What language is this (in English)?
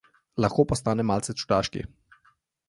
Slovenian